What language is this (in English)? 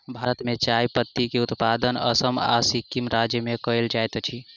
Maithili